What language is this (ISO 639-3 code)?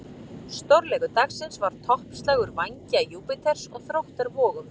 isl